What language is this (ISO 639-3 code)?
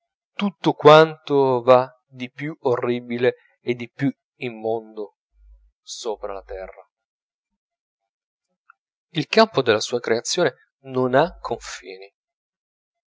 ita